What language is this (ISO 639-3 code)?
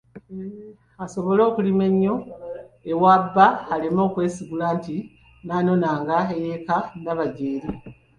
lug